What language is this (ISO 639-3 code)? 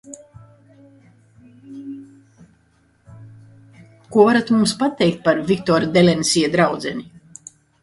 lav